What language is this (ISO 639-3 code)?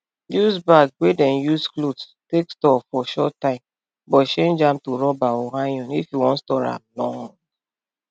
pcm